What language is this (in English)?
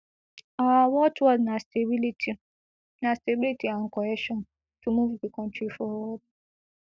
Nigerian Pidgin